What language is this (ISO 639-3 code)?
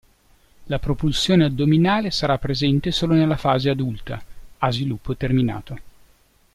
ita